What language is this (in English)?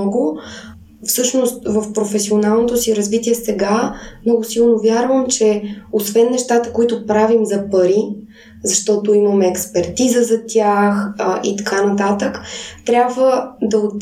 Bulgarian